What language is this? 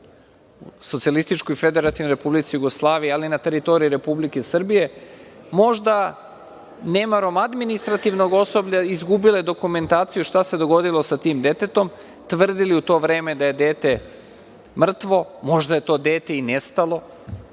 Serbian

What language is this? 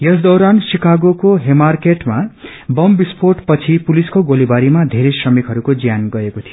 Nepali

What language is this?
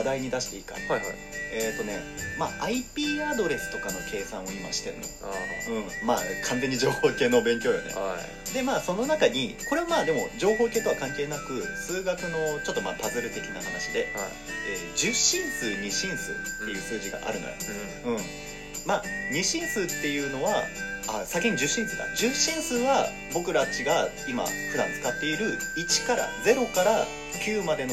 Japanese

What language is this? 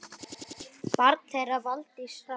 Icelandic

